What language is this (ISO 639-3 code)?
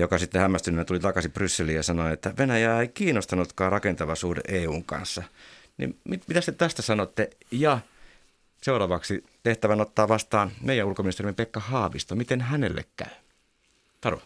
fin